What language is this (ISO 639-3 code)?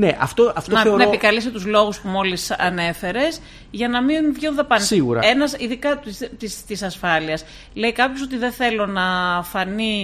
ell